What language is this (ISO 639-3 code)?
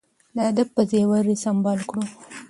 pus